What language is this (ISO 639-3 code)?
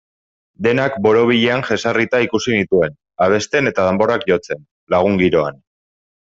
eus